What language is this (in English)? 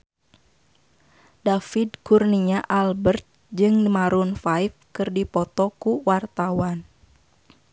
Sundanese